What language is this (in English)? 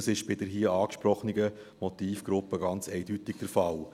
Swiss German